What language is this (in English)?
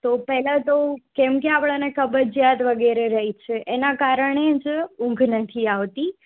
Gujarati